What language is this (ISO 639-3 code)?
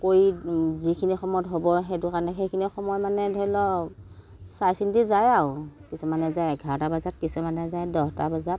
asm